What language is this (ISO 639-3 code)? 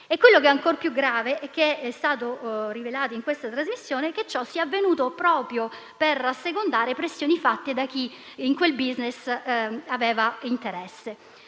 ita